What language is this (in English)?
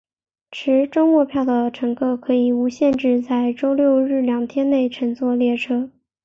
Chinese